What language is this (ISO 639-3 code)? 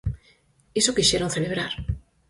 glg